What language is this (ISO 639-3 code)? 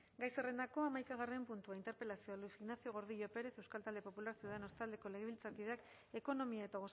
eus